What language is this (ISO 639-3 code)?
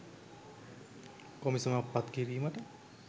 sin